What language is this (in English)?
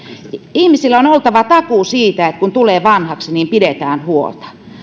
Finnish